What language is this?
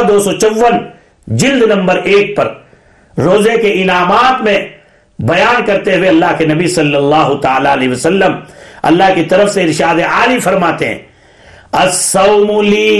Urdu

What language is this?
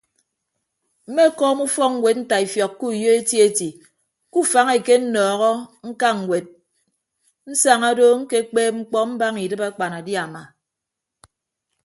Ibibio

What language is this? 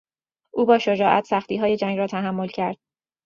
Persian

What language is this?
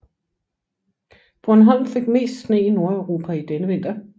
Danish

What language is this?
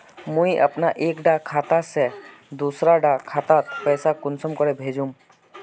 Magahi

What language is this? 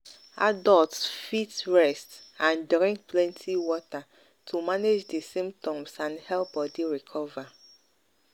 Nigerian Pidgin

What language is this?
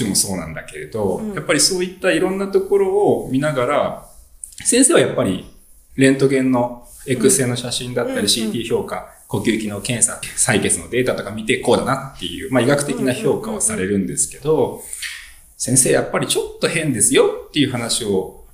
Japanese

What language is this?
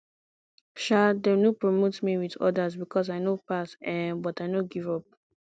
Nigerian Pidgin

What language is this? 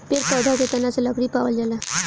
Bhojpuri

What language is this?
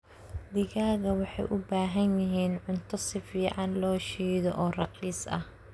Somali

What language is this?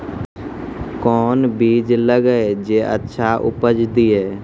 Maithili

